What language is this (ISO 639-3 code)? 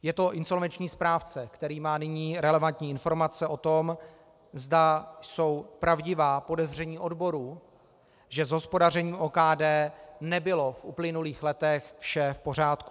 ces